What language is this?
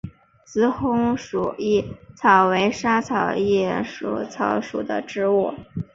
Chinese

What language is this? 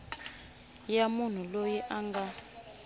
Tsonga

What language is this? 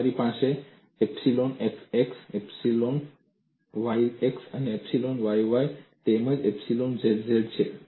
Gujarati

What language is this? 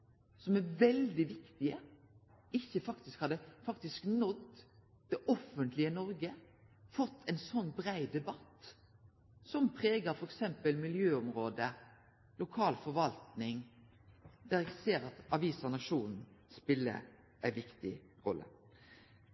Norwegian Nynorsk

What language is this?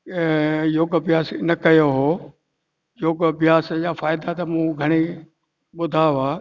Sindhi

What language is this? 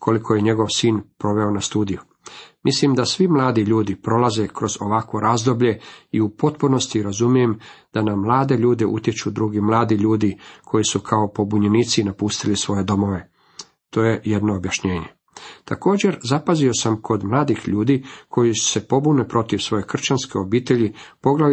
Croatian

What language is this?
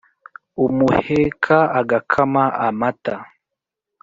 Kinyarwanda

